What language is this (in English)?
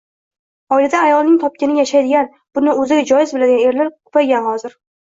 Uzbek